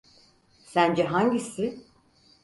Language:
Turkish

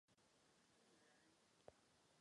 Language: Czech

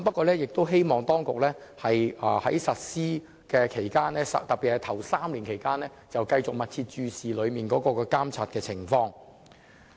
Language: Cantonese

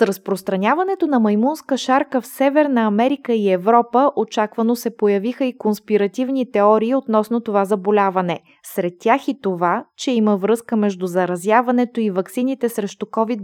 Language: Bulgarian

